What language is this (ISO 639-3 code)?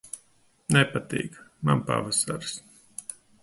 lav